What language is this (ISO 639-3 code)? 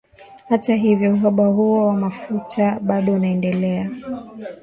swa